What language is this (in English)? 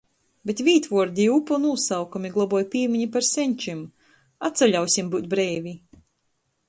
Latgalian